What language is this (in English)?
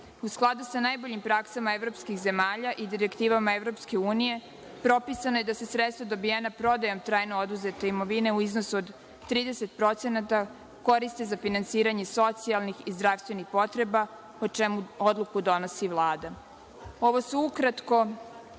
Serbian